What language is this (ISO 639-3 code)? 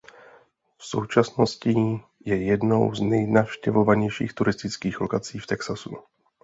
ces